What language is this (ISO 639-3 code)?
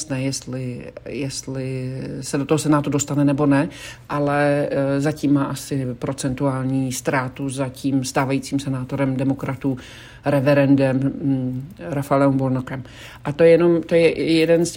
ces